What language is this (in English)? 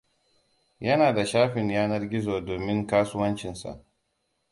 Hausa